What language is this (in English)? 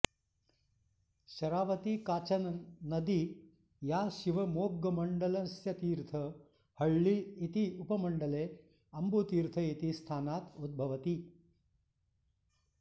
Sanskrit